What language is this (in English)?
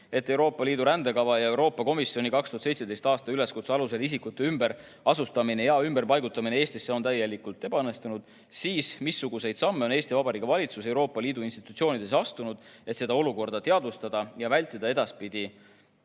Estonian